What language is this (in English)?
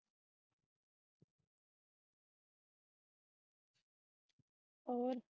Punjabi